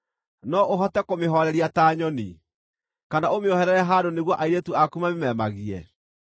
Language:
Kikuyu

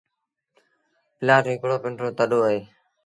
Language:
Sindhi Bhil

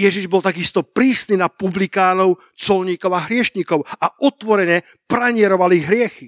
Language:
Slovak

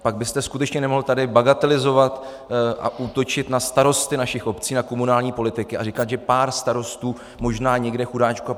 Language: Czech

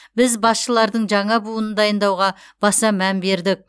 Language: Kazakh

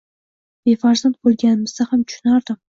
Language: Uzbek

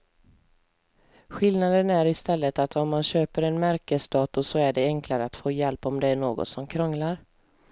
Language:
Swedish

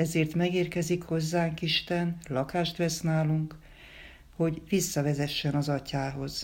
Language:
Hungarian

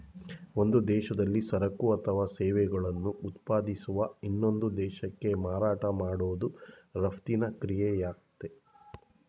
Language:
Kannada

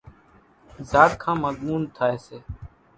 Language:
Kachi Koli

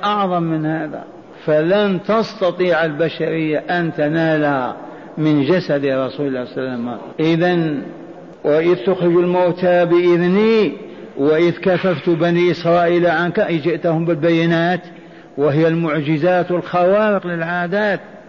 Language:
Arabic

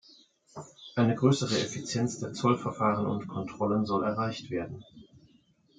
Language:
German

